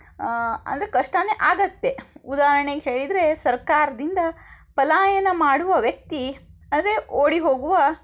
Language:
Kannada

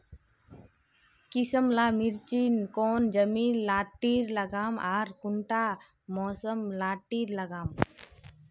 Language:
Magahi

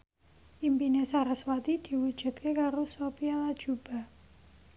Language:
Javanese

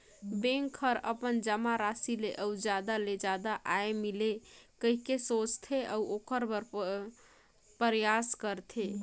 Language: Chhattisgarhi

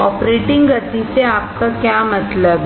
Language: Hindi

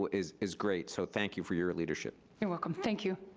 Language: English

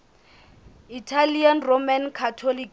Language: Southern Sotho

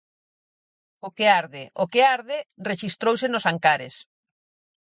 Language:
Galician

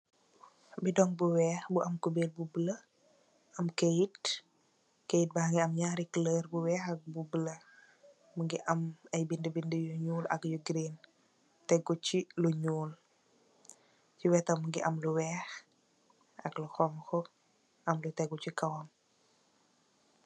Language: Wolof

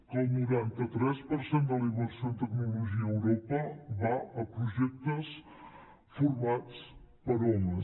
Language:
Catalan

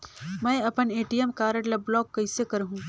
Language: Chhattisgarhi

